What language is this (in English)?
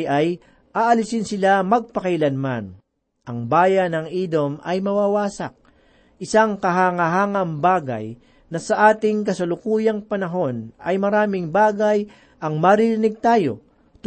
Filipino